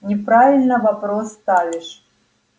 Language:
Russian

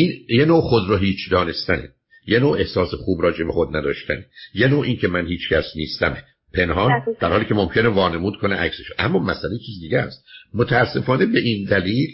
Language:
Persian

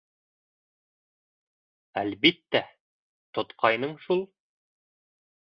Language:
Bashkir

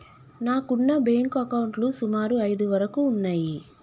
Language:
Telugu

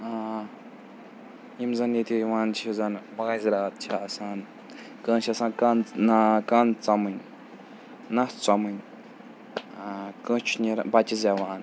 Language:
Kashmiri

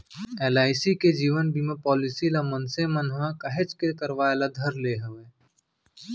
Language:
Chhattisgarhi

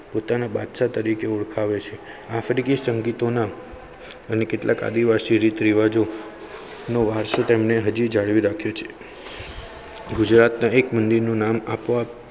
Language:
Gujarati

